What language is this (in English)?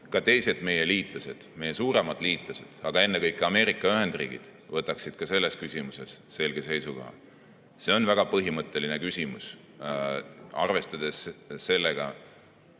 Estonian